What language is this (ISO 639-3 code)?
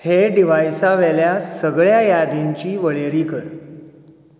kok